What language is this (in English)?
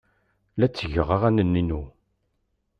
Kabyle